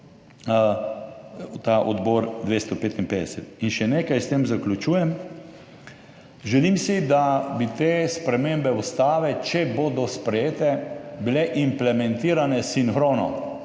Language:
Slovenian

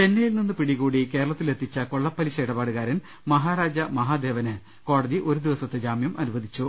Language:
Malayalam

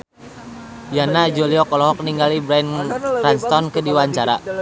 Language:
Sundanese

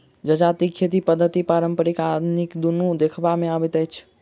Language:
Maithili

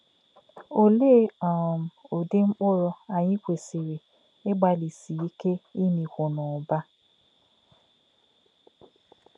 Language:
Igbo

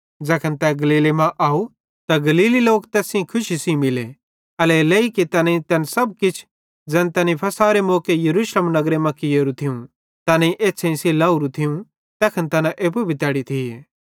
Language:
Bhadrawahi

